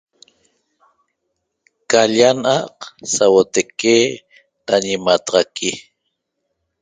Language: Toba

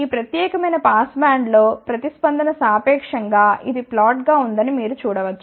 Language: Telugu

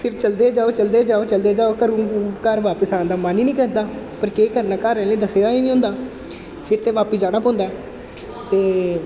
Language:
Dogri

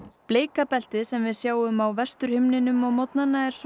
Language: Icelandic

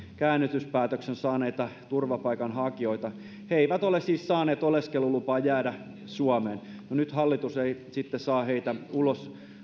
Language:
Finnish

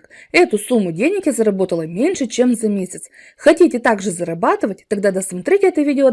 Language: Russian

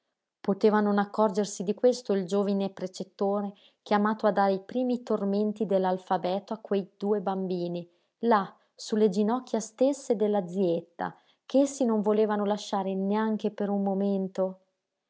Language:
Italian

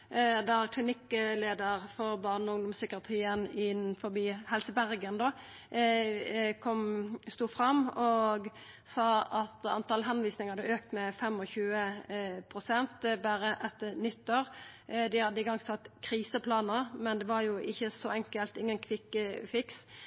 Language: Norwegian Nynorsk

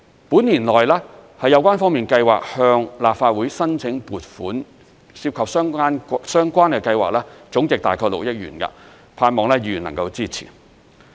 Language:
Cantonese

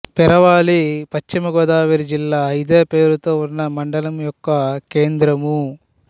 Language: Telugu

